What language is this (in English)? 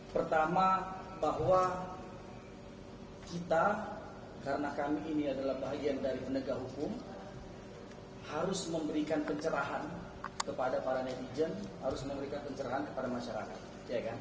Indonesian